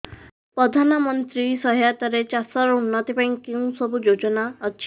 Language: Odia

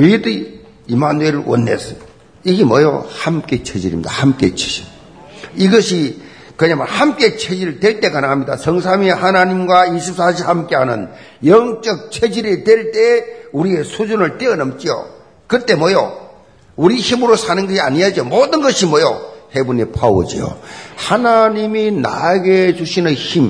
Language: Korean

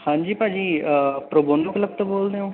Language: Punjabi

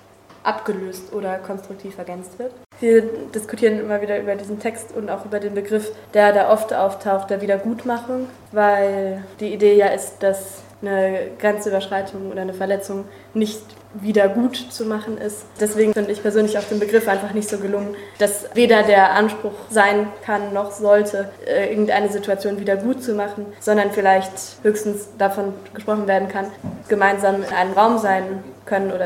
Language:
German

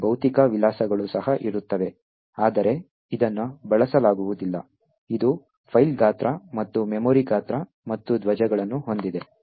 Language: Kannada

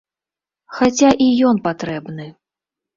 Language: Belarusian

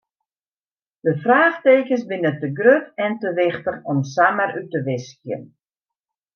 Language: Western Frisian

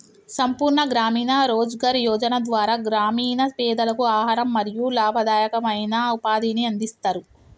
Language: Telugu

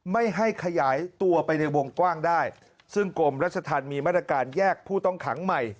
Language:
Thai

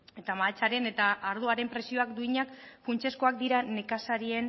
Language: Basque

